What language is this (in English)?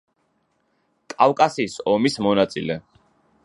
Georgian